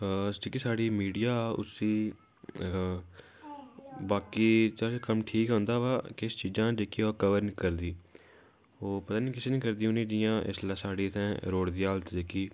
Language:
Dogri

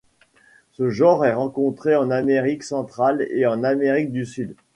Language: French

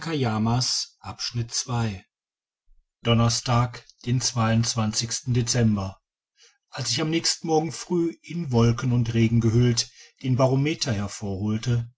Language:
German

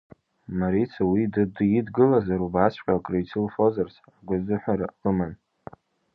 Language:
Abkhazian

